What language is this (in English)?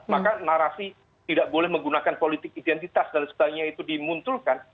Indonesian